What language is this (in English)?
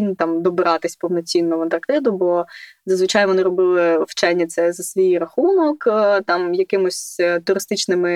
Ukrainian